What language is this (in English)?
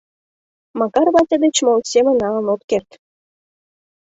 Mari